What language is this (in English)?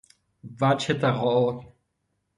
Persian